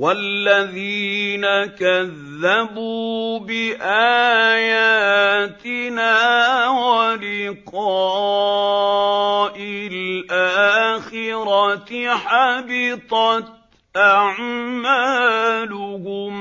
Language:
Arabic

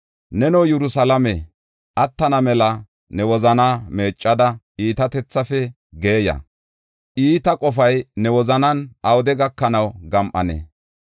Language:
Gofa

